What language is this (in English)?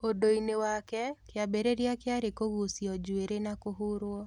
Kikuyu